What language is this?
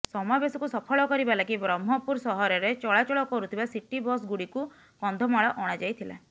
Odia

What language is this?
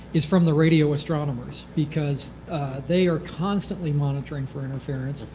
English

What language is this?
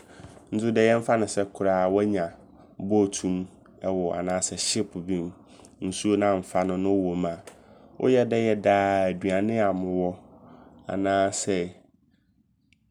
Abron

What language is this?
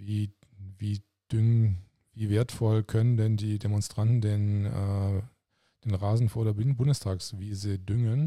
German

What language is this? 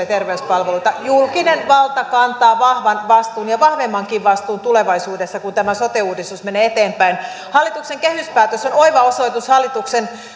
Finnish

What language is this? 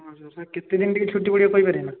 Odia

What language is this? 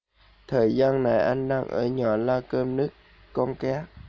Vietnamese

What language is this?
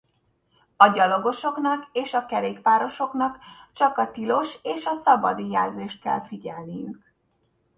Hungarian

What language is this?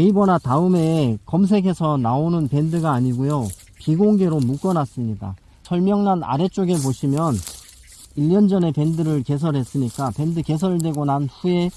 Korean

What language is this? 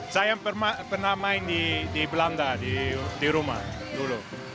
Indonesian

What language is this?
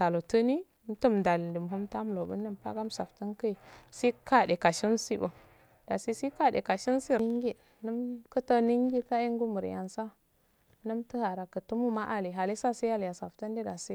Afade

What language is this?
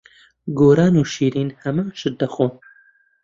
Central Kurdish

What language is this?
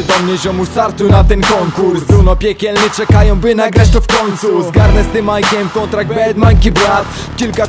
Polish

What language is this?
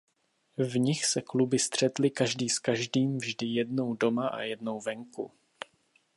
Czech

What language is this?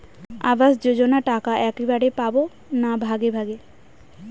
Bangla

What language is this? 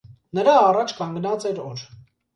Armenian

